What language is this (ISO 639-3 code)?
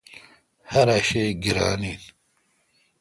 xka